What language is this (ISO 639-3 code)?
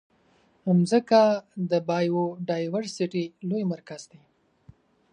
pus